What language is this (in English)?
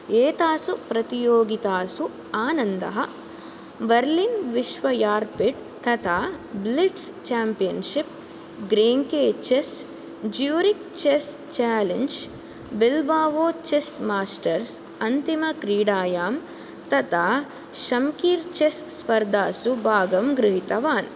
Sanskrit